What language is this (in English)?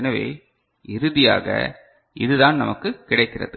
Tamil